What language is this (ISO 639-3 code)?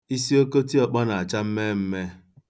ibo